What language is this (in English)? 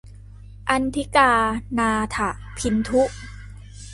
Thai